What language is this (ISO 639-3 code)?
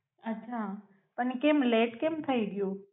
guj